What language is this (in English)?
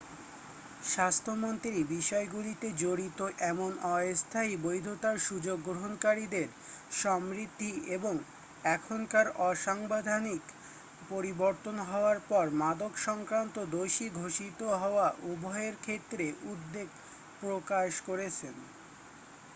Bangla